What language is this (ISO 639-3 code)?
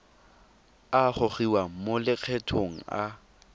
tsn